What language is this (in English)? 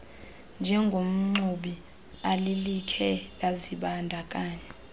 Xhosa